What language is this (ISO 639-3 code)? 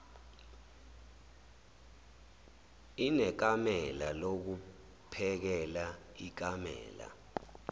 zul